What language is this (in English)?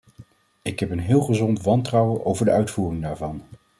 Dutch